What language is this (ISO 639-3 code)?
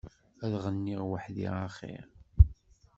kab